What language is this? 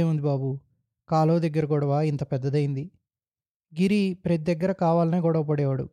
Telugu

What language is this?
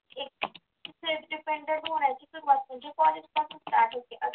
Marathi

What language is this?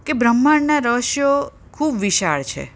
Gujarati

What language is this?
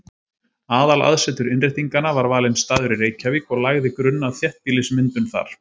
Icelandic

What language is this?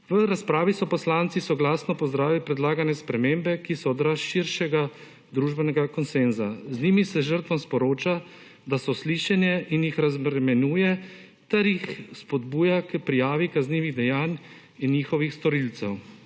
Slovenian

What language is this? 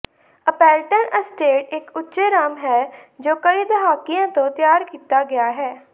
Punjabi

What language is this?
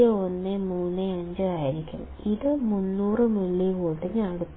Malayalam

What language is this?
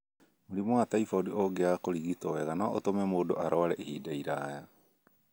Kikuyu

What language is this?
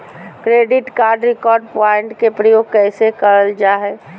Magahi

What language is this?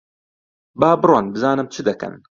Central Kurdish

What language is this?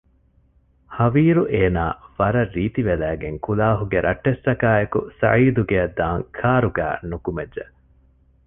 Divehi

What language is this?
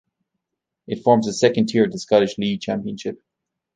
English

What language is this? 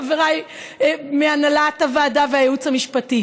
Hebrew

